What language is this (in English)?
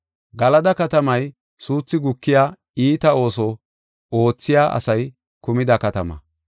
Gofa